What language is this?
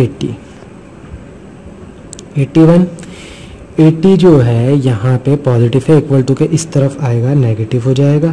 Hindi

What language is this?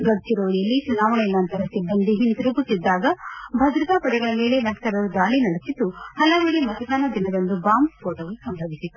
Kannada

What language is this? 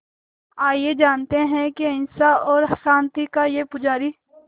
Hindi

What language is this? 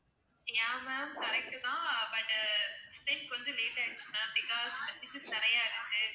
Tamil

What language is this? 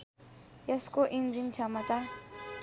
Nepali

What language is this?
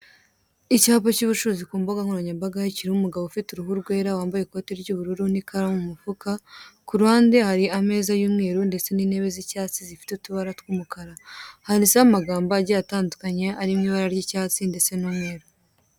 Kinyarwanda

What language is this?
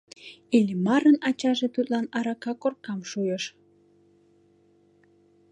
Mari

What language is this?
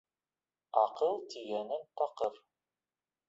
Bashkir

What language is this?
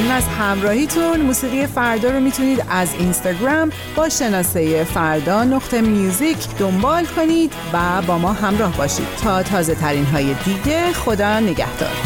Persian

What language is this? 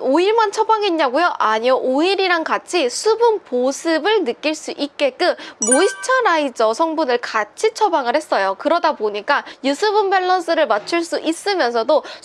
Korean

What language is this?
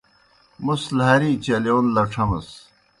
Kohistani Shina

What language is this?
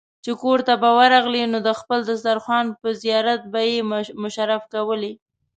Pashto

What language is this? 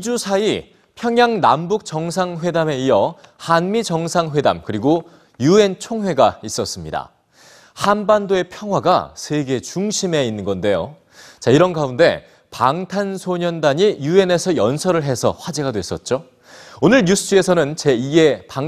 Korean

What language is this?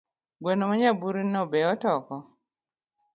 Luo (Kenya and Tanzania)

